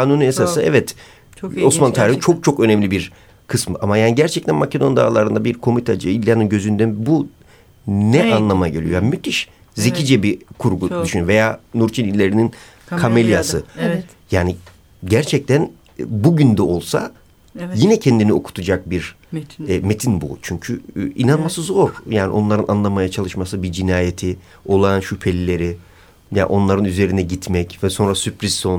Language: Turkish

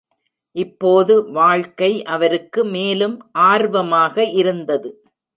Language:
Tamil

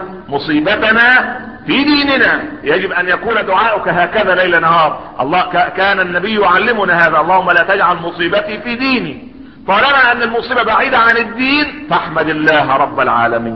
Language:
Arabic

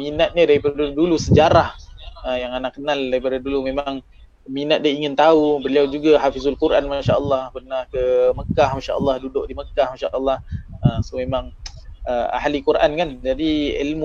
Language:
Malay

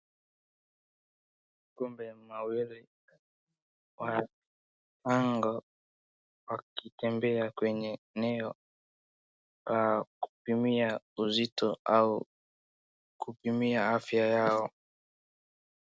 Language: Swahili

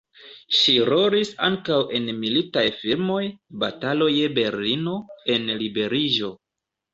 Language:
Esperanto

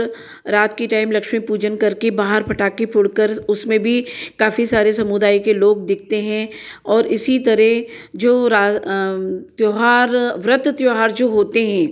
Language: Hindi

